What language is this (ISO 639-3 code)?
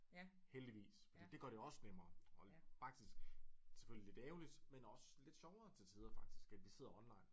dan